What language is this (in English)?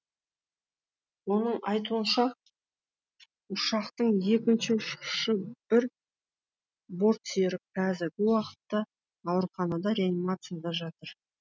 Kazakh